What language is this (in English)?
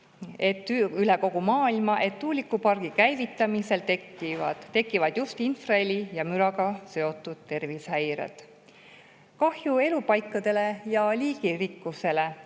Estonian